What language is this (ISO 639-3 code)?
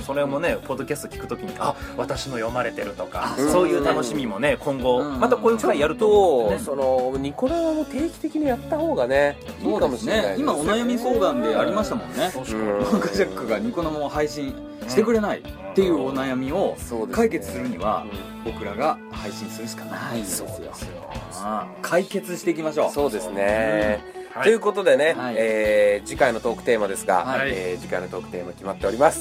jpn